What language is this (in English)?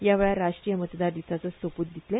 Konkani